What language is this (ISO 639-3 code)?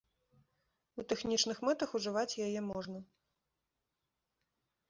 bel